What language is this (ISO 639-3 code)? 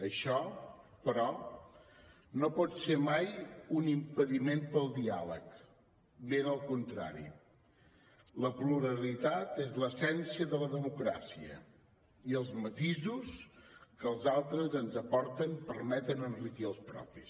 cat